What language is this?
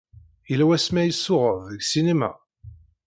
Kabyle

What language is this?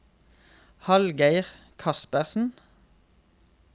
Norwegian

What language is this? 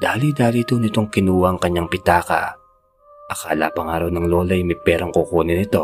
Filipino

